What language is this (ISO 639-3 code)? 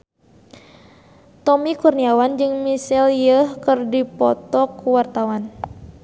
sun